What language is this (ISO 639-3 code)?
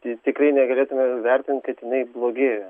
lit